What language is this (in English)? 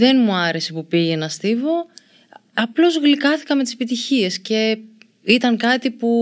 Greek